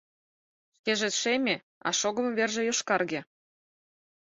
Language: Mari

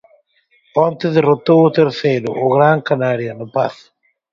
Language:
Galician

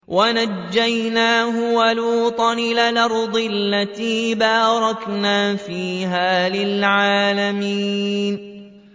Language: Arabic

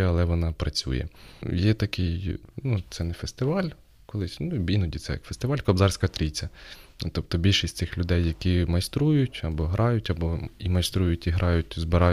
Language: Ukrainian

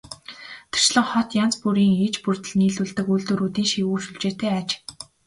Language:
Mongolian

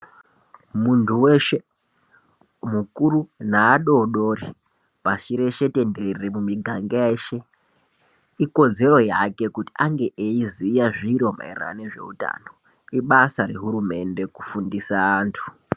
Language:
Ndau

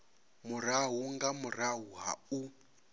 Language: Venda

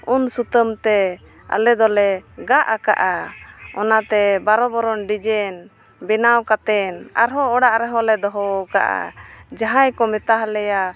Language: Santali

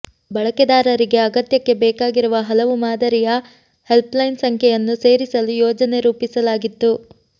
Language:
Kannada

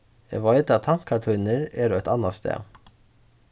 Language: Faroese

